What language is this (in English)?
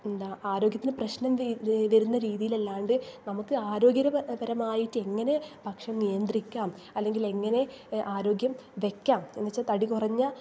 Malayalam